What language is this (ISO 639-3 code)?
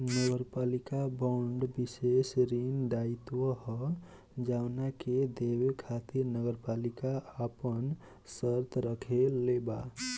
bho